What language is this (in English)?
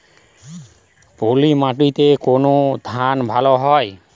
Bangla